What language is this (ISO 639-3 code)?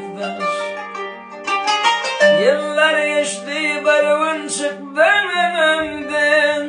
tur